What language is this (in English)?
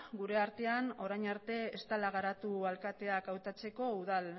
Basque